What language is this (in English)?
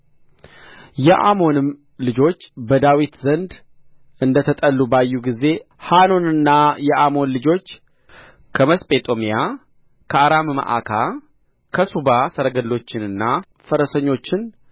Amharic